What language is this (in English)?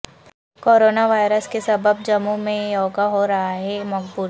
Urdu